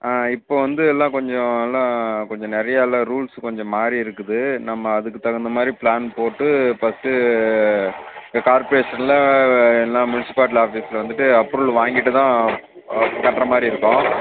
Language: Tamil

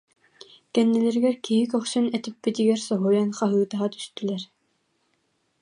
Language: Yakut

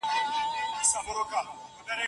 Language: Pashto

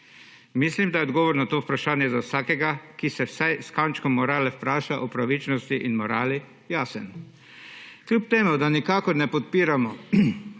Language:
Slovenian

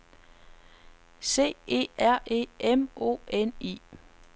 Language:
Danish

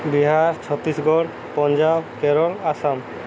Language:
Odia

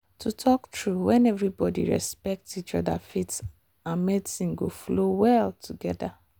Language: Nigerian Pidgin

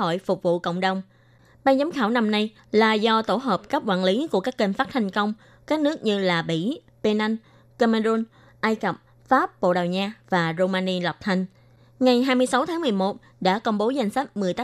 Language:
Vietnamese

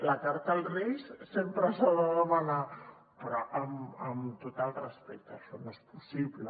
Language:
Catalan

